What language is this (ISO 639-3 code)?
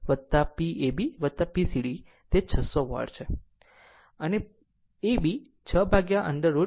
guj